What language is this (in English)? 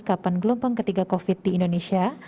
Indonesian